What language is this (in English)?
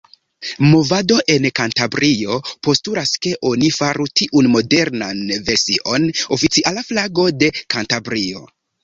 Esperanto